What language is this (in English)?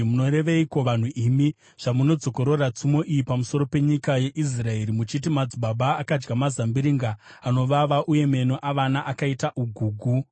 Shona